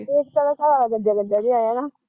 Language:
Punjabi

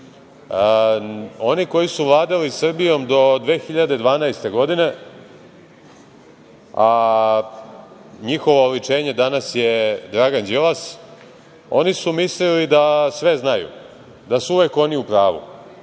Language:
Serbian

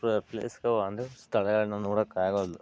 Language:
Kannada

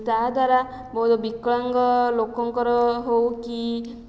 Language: Odia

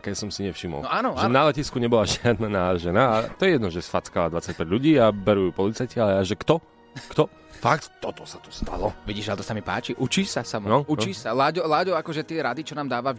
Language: Slovak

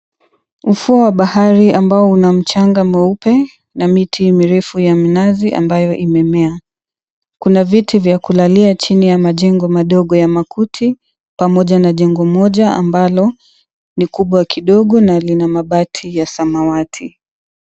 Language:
Swahili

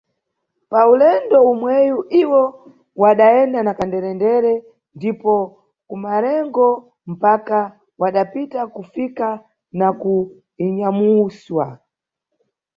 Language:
Nyungwe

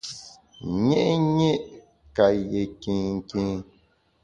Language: Bamun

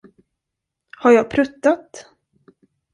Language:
Swedish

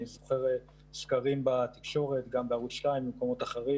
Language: Hebrew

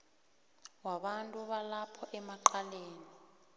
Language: South Ndebele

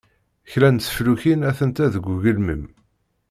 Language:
Kabyle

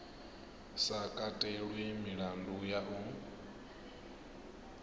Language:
Venda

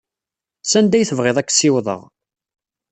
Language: Kabyle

